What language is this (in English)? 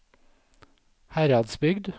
Norwegian